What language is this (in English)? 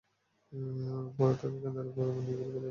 Bangla